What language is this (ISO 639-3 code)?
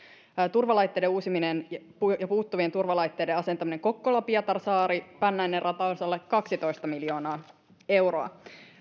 fin